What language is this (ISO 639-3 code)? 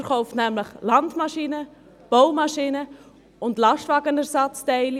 gsw